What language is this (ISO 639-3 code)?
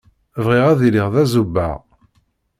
kab